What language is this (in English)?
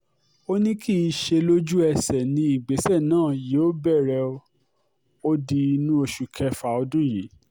Yoruba